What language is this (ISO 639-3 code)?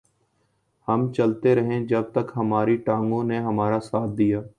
urd